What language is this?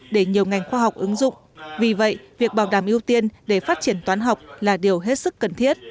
Vietnamese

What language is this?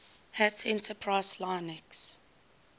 English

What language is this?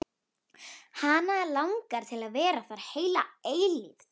Icelandic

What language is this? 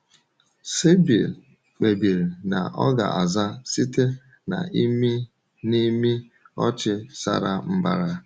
Igbo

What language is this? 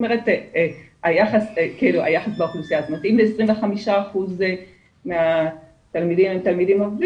Hebrew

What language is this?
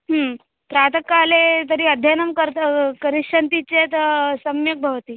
Sanskrit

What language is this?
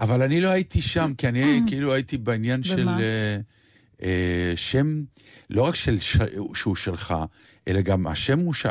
Hebrew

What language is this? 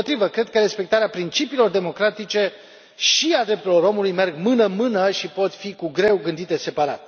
Romanian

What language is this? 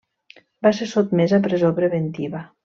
Catalan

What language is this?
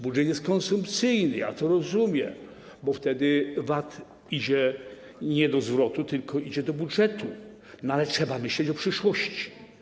Polish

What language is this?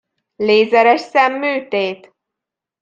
Hungarian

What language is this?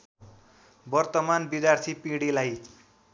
Nepali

